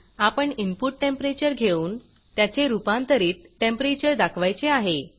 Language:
Marathi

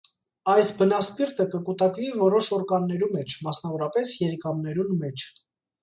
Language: Armenian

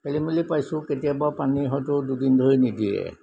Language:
Assamese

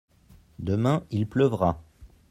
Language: French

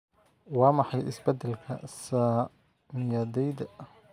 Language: Somali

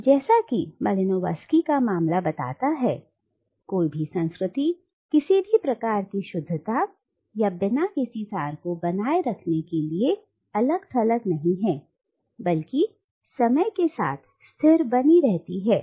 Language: Hindi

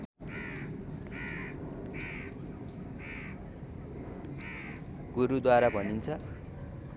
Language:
Nepali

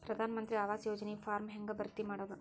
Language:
Kannada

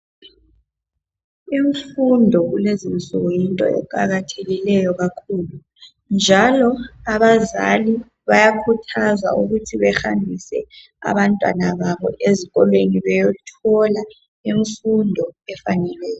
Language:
North Ndebele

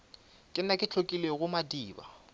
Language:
Northern Sotho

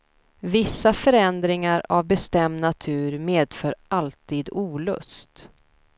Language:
Swedish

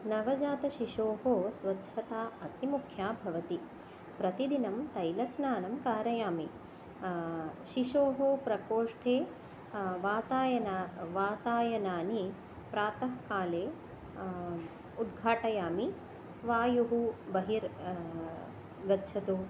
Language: Sanskrit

